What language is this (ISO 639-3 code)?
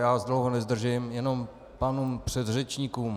ces